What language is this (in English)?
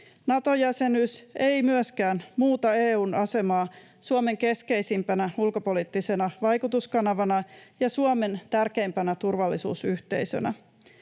Finnish